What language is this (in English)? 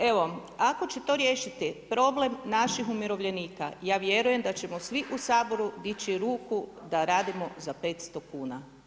Croatian